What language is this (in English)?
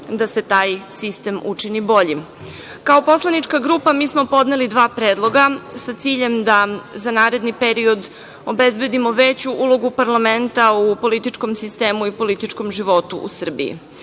Serbian